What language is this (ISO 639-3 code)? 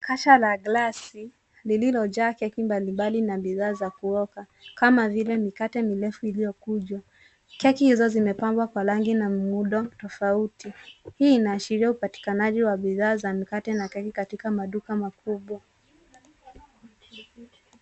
swa